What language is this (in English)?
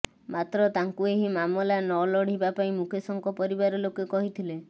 Odia